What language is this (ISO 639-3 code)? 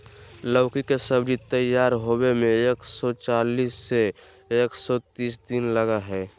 mag